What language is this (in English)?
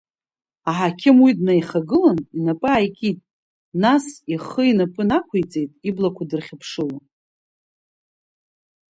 Abkhazian